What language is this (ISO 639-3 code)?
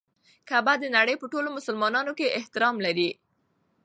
pus